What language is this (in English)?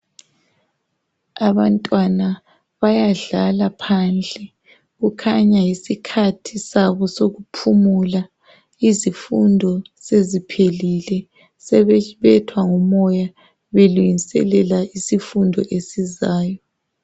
North Ndebele